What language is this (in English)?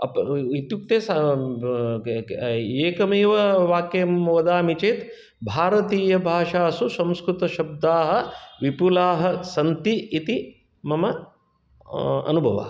Sanskrit